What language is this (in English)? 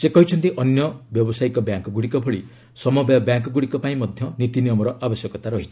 Odia